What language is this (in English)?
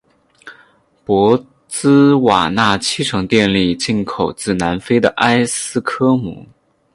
Chinese